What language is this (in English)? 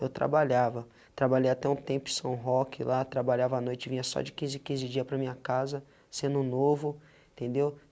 Portuguese